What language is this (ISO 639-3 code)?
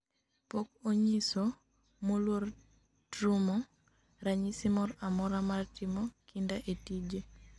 luo